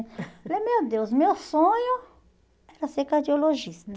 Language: Portuguese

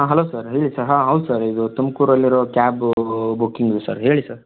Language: Kannada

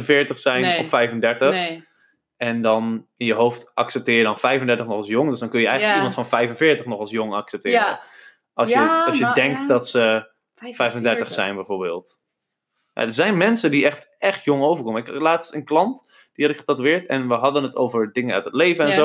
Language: Dutch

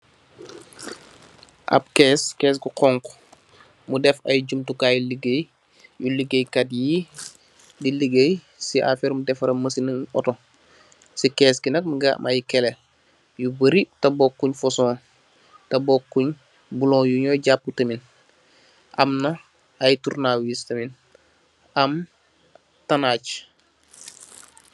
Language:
Wolof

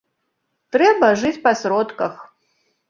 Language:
Belarusian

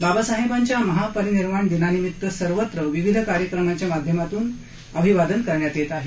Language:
Marathi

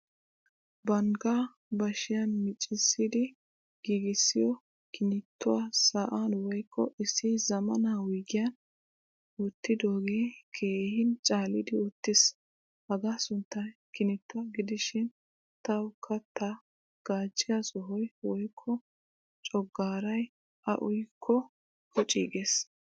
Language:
Wolaytta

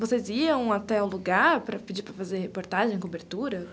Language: Portuguese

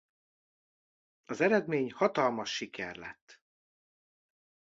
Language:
Hungarian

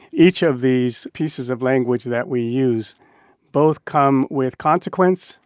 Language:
English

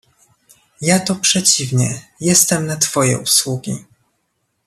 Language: Polish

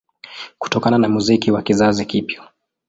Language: Swahili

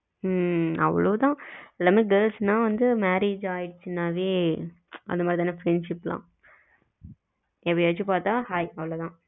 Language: Tamil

